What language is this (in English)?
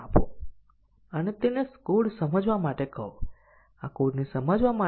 Gujarati